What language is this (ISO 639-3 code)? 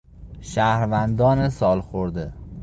fas